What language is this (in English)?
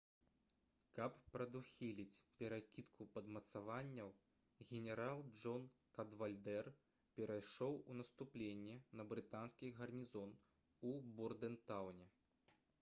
Belarusian